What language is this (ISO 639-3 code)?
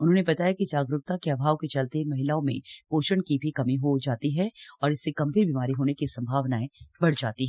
hin